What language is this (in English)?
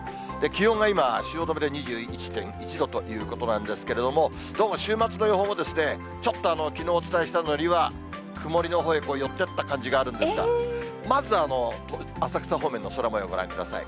Japanese